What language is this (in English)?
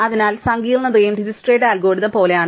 Malayalam